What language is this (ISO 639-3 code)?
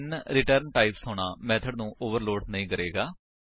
pan